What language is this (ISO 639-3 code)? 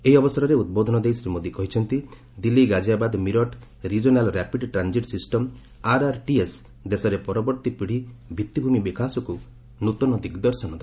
ori